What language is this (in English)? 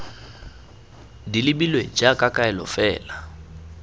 Tswana